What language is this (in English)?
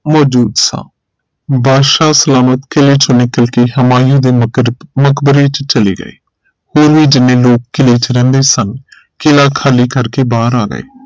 Punjabi